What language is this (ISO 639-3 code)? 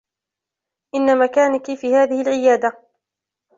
ara